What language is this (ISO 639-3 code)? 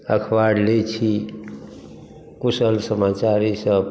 mai